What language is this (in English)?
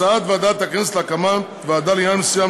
Hebrew